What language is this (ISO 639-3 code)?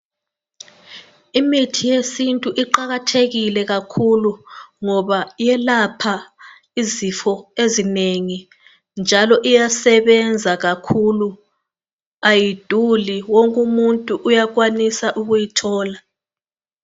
nde